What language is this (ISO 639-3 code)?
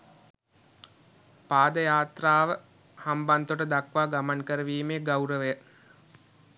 sin